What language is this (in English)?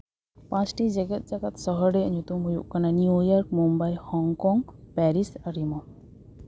Santali